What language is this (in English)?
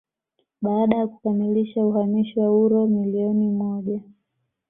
Swahili